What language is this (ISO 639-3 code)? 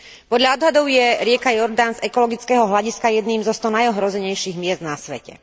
slk